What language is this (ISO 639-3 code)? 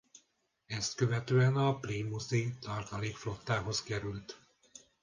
hun